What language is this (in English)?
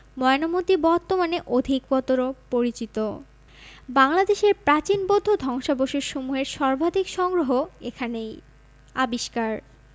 Bangla